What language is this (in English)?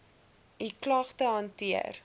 Afrikaans